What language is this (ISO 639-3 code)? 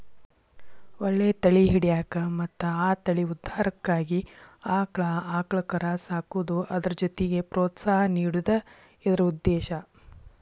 kan